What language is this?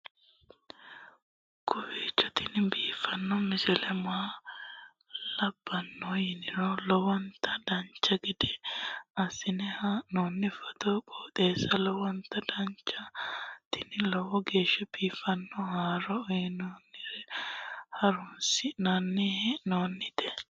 Sidamo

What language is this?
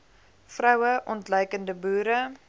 Afrikaans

